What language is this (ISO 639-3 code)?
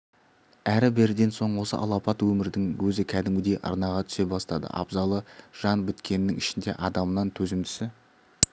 kaz